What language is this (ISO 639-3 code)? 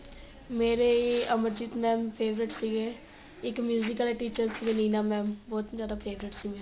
pan